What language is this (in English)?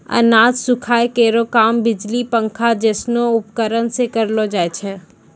Maithili